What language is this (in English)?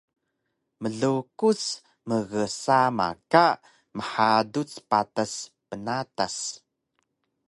Taroko